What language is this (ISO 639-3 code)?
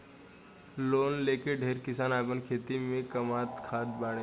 bho